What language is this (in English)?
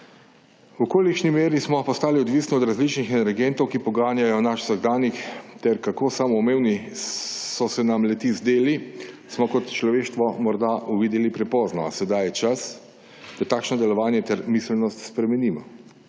Slovenian